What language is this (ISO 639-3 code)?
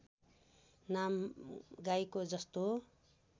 nep